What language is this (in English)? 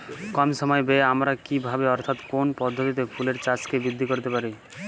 Bangla